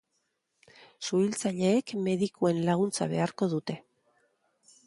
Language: Basque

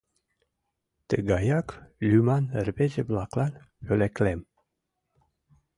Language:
Mari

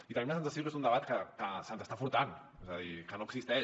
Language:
Catalan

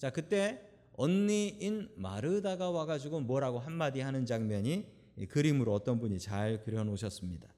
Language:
Korean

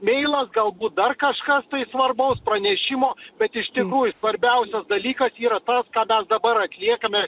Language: Lithuanian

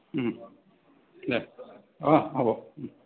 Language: Assamese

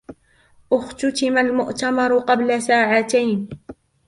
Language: Arabic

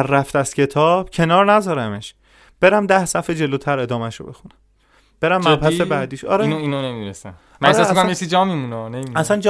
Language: Persian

